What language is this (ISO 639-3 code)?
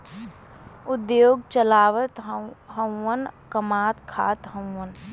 bho